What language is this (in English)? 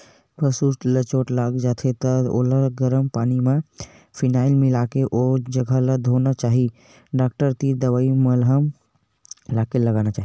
Chhattisgarhi